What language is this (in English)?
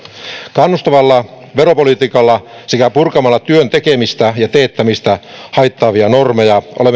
Finnish